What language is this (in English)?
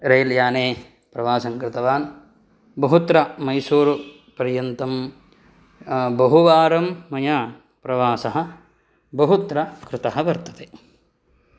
Sanskrit